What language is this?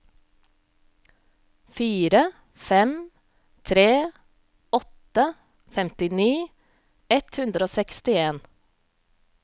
Norwegian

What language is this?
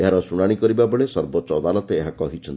Odia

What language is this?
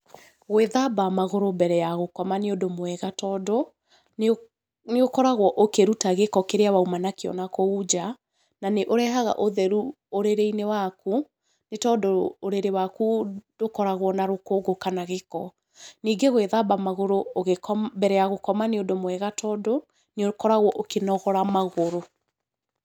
Kikuyu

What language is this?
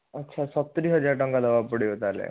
Odia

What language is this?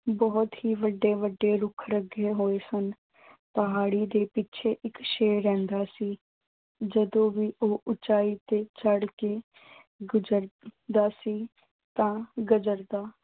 Punjabi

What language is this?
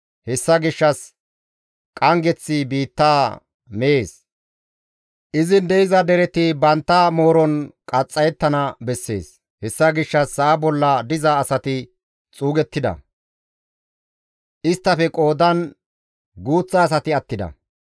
Gamo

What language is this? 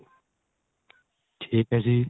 Punjabi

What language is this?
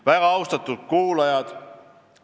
Estonian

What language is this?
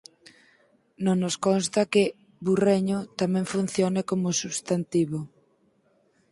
Galician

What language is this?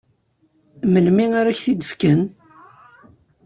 Kabyle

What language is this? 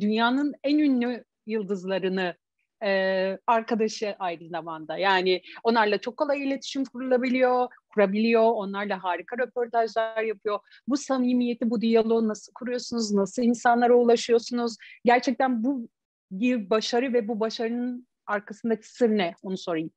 Turkish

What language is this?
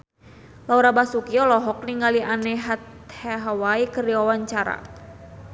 Sundanese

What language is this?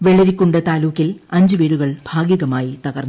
Malayalam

